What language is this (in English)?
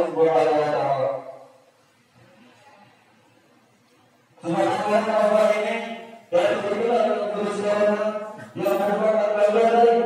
Indonesian